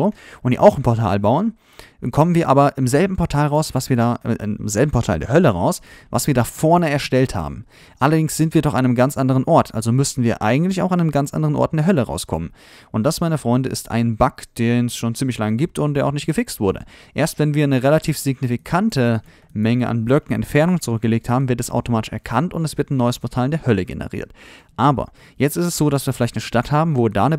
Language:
German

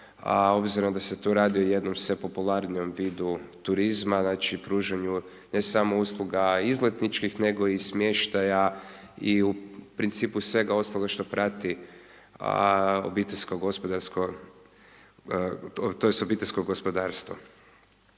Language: Croatian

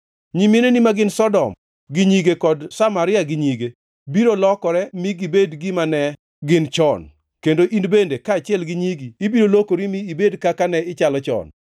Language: Luo (Kenya and Tanzania)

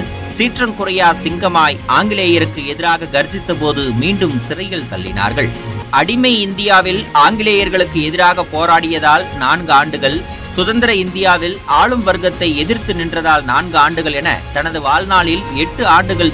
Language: Tamil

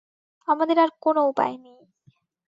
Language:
Bangla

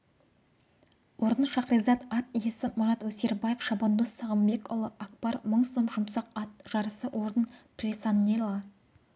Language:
Kazakh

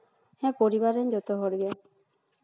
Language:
Santali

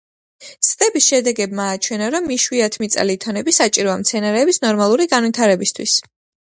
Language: Georgian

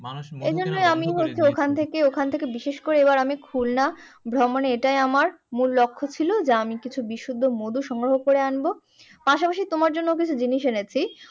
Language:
Bangla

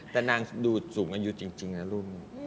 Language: Thai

